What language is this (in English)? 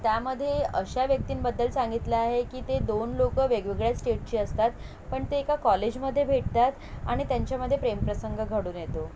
Marathi